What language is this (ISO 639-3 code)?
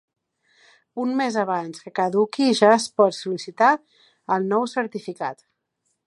cat